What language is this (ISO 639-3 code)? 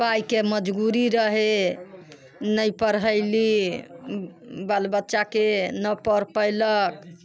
mai